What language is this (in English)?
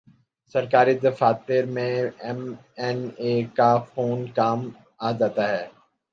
Urdu